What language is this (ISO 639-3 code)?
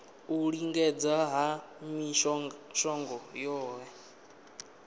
ven